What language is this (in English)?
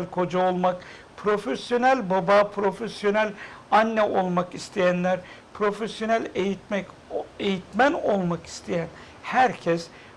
Turkish